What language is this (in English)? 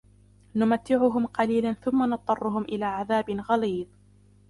Arabic